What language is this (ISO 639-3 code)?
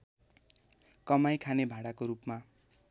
nep